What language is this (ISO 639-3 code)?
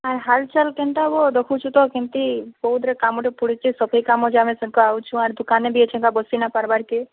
ori